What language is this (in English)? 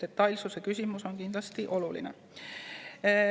Estonian